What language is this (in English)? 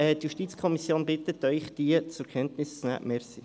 Swiss German